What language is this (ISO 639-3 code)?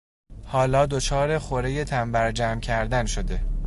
fas